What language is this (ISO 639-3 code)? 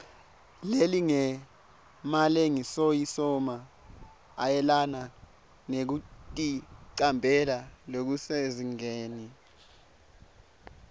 ssw